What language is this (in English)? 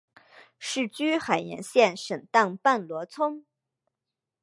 Chinese